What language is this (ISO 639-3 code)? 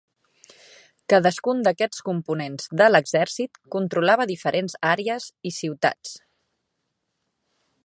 cat